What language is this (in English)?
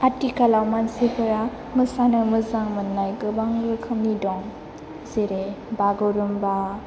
Bodo